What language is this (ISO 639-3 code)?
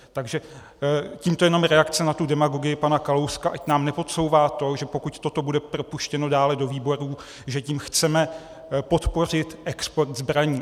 ces